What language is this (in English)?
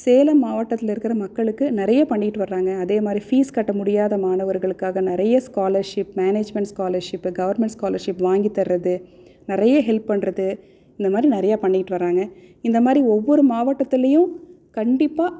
Tamil